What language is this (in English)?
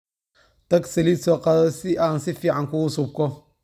Somali